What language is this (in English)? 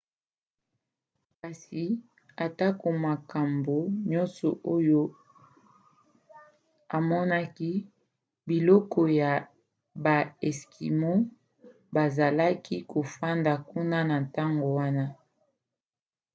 Lingala